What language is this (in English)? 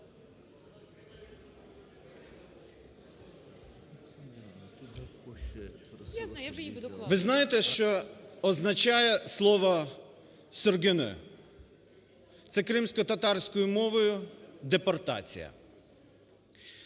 Ukrainian